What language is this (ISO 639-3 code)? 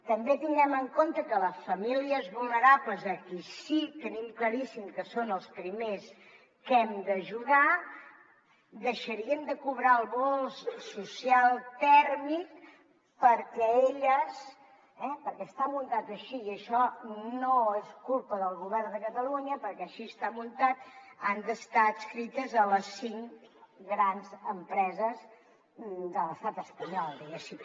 cat